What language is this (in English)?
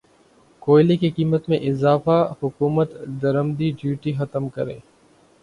Urdu